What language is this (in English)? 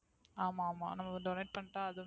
Tamil